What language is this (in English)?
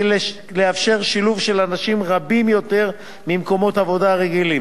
Hebrew